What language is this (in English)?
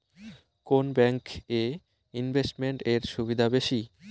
Bangla